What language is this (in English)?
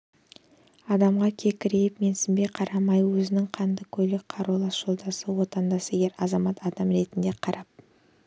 Kazakh